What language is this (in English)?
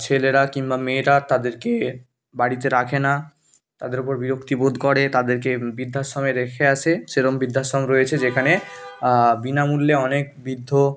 Bangla